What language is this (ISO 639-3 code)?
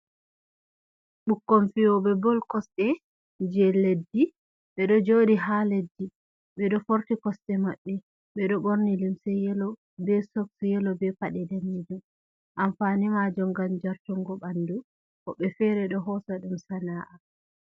ful